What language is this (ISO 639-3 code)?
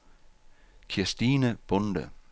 dan